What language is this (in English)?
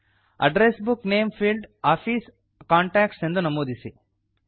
Kannada